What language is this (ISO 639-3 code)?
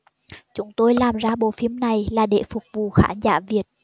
vie